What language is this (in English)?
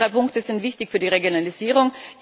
German